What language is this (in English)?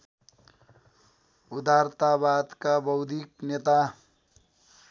Nepali